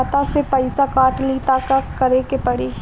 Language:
Bhojpuri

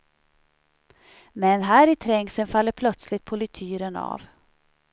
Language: Swedish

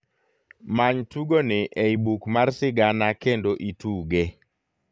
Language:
Luo (Kenya and Tanzania)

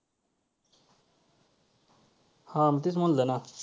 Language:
Marathi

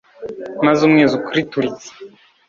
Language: Kinyarwanda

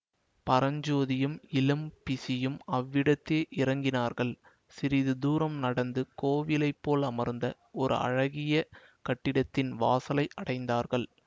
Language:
Tamil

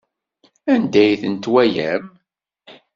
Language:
Kabyle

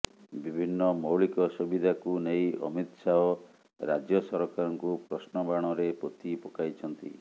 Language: Odia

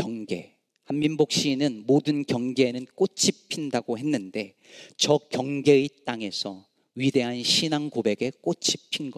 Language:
Korean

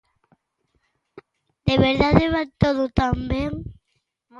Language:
Galician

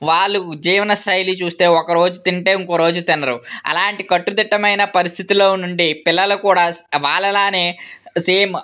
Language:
Telugu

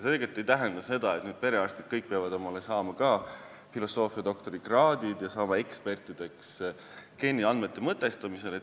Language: Estonian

